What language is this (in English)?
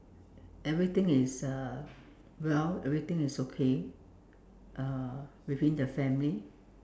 English